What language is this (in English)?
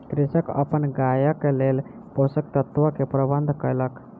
Maithili